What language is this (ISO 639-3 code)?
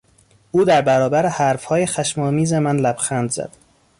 fas